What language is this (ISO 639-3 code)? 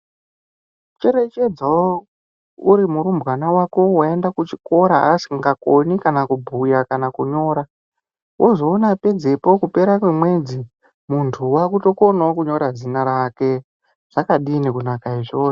ndc